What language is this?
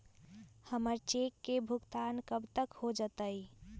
Magahi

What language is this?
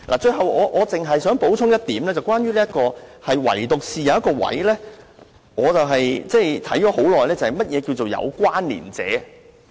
Cantonese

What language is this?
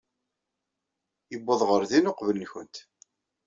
Kabyle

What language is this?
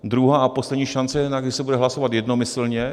Czech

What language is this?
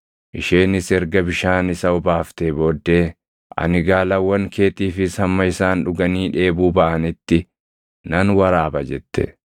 Oromo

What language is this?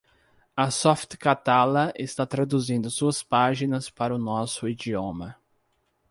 Portuguese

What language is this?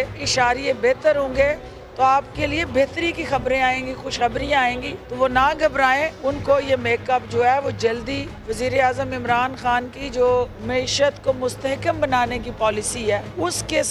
Urdu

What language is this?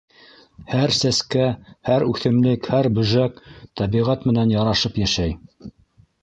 Bashkir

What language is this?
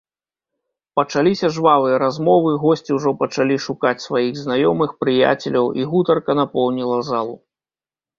Belarusian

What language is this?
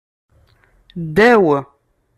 Kabyle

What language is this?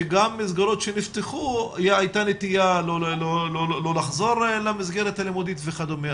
Hebrew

